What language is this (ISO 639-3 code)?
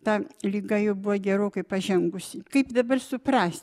lit